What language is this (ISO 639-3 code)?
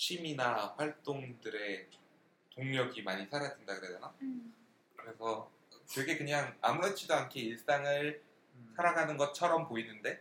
kor